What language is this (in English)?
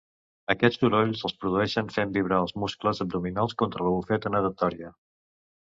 Catalan